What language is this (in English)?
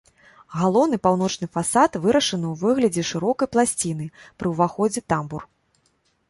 Belarusian